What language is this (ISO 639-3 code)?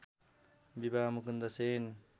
nep